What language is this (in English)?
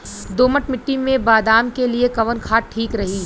Bhojpuri